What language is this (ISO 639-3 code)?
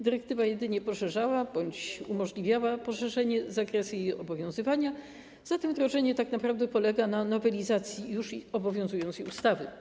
pol